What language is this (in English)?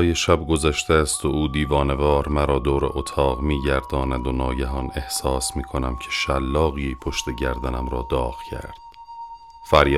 Persian